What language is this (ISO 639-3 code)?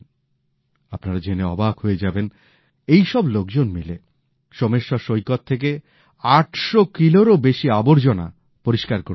ben